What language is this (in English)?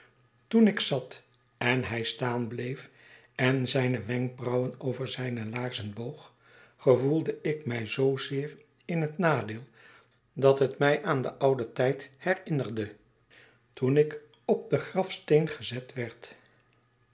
Dutch